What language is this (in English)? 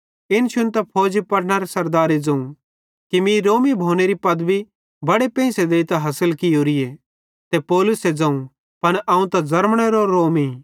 Bhadrawahi